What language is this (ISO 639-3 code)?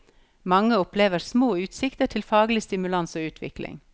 nor